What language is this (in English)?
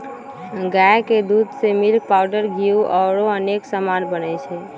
Magahi